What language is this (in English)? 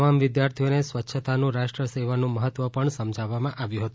Gujarati